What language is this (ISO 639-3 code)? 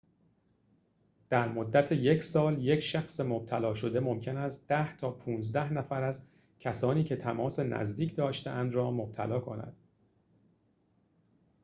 fas